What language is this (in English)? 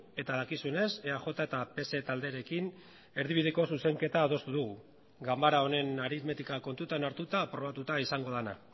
Basque